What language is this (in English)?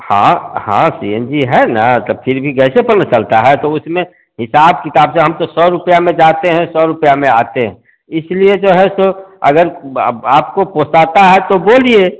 Hindi